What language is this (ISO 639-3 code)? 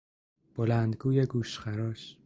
fas